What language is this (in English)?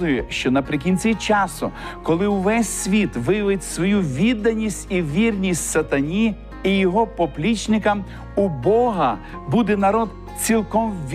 Ukrainian